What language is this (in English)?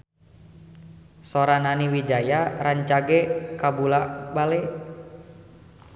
Sundanese